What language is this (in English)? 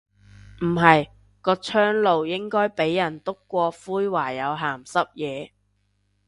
Cantonese